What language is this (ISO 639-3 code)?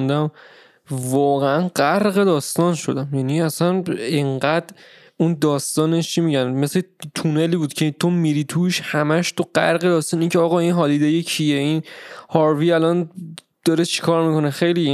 fas